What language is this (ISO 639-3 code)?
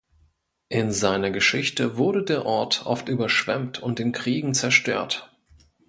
deu